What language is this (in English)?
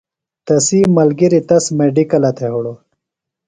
Phalura